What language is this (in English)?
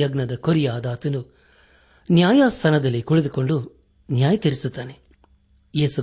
Kannada